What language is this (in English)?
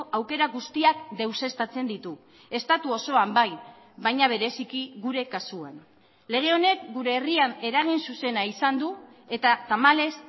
Basque